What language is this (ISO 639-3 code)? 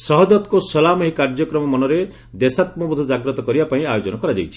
ori